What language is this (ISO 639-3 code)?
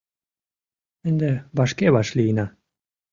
chm